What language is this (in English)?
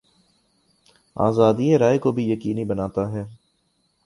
Urdu